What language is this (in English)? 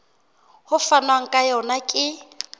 Southern Sotho